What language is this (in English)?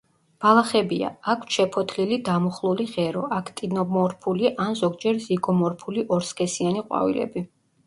Georgian